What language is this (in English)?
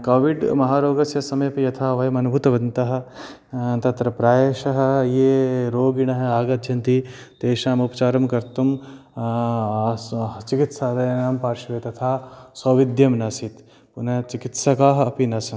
Sanskrit